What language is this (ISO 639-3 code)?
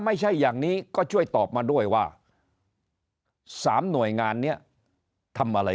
tha